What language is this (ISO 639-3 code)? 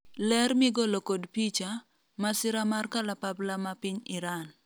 luo